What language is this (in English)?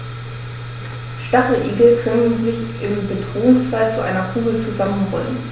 German